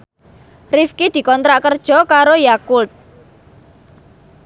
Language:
Javanese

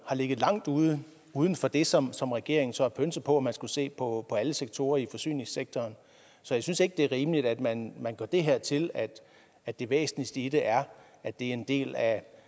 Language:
Danish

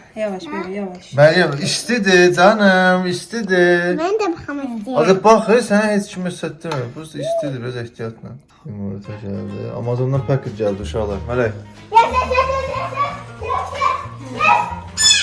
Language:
Turkish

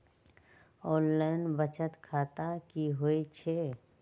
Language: Magahi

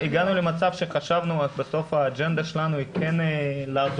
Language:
Hebrew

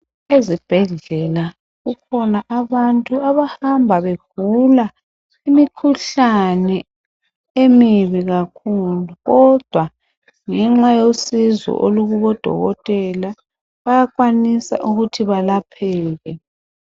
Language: North Ndebele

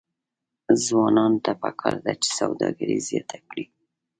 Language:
Pashto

